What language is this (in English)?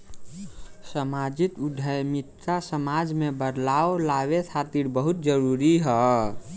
Bhojpuri